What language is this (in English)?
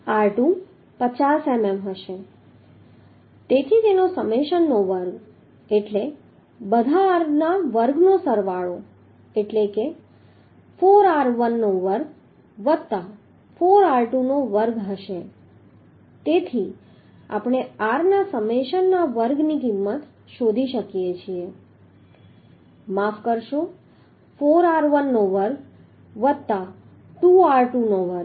Gujarati